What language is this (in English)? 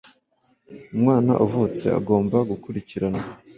Kinyarwanda